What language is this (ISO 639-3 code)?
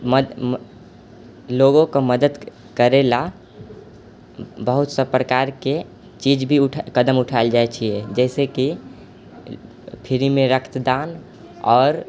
mai